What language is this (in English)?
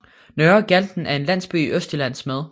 Danish